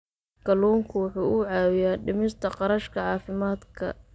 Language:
Somali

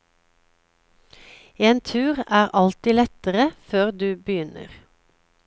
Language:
Norwegian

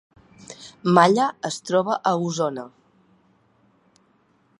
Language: Catalan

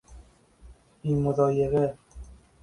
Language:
Persian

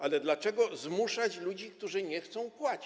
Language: Polish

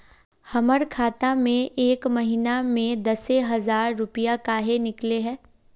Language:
Magahi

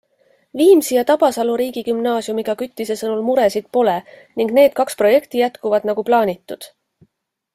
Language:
Estonian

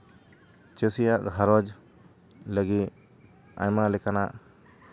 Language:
Santali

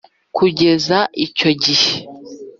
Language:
Kinyarwanda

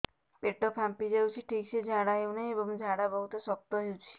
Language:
Odia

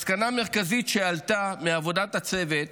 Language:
Hebrew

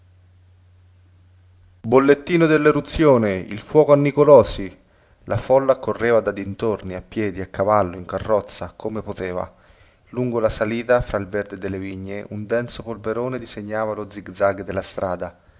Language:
Italian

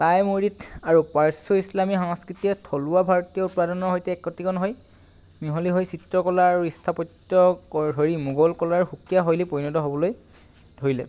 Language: Assamese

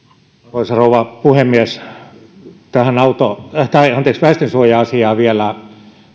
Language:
Finnish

